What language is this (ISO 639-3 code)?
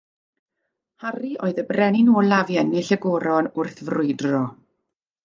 cym